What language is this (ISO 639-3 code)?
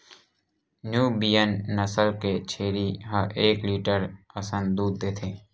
hne